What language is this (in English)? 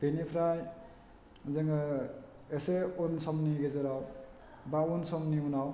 Bodo